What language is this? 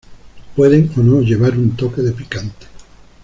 Spanish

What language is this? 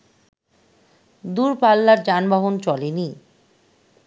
Bangla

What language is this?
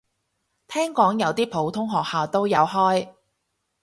Cantonese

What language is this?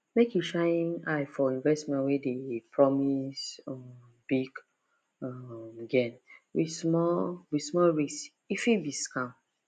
Nigerian Pidgin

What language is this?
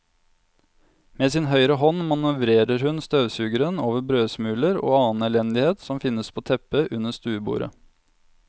Norwegian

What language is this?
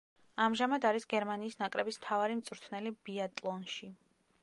Georgian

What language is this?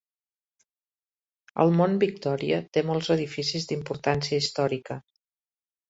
Catalan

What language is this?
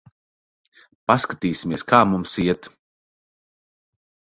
Latvian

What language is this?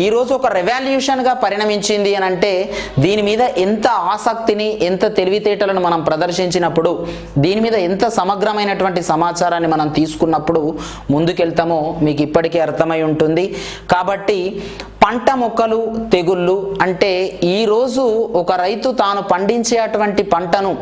Telugu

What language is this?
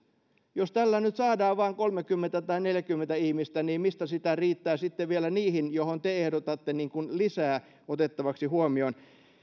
Finnish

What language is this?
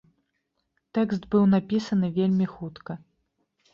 Belarusian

